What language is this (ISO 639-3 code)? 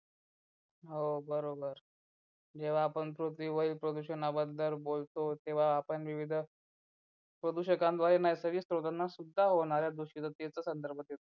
mar